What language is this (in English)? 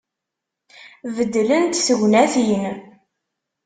Kabyle